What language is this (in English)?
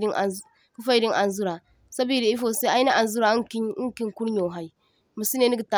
Zarma